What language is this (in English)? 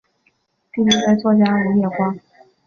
Chinese